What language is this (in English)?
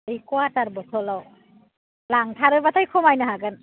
Bodo